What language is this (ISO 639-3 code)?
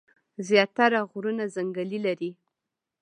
pus